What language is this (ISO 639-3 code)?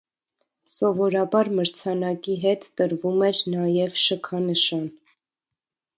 hye